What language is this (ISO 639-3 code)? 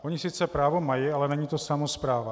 ces